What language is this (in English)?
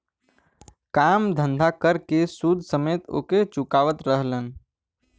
Bhojpuri